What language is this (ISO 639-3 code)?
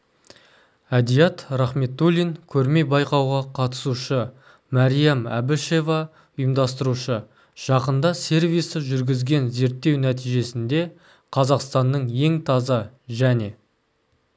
kaz